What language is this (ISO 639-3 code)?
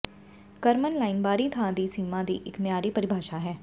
pan